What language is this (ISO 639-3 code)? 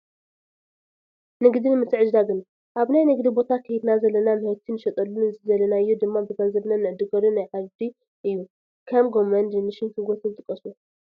tir